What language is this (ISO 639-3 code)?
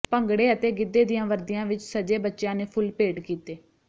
pan